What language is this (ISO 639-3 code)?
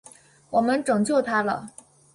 zho